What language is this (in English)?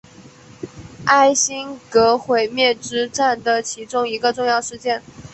Chinese